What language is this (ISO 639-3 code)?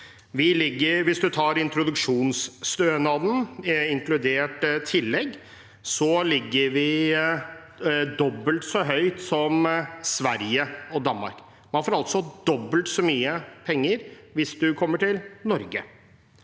nor